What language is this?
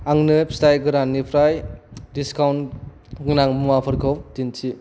Bodo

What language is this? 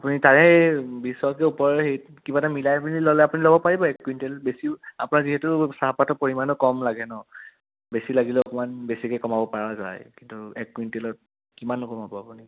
Assamese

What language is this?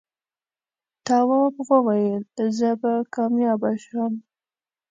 Pashto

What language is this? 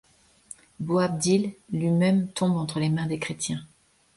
French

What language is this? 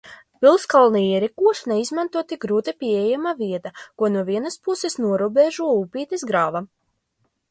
Latvian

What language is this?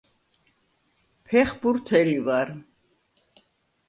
Georgian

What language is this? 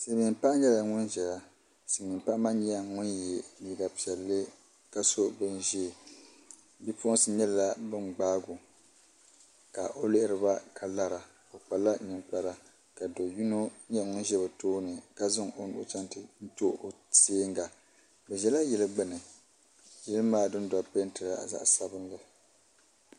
Dagbani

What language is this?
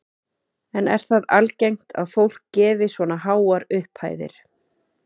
Icelandic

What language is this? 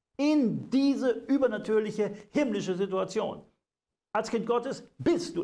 German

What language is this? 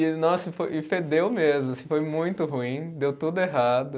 Portuguese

